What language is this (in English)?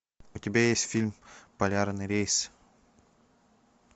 Russian